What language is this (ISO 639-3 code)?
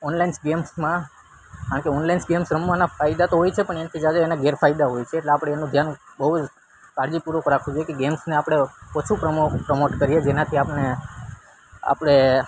guj